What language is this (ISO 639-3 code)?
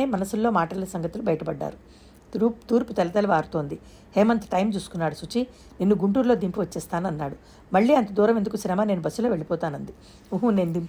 tel